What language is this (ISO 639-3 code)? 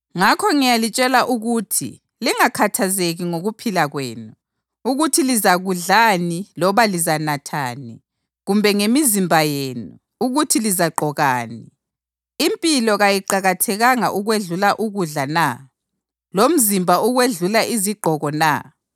nde